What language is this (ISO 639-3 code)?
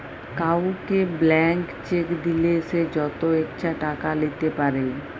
ben